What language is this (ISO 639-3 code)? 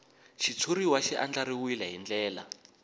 tso